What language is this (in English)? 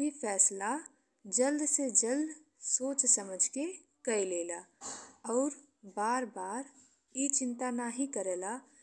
Bhojpuri